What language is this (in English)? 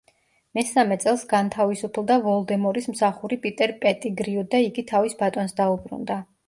Georgian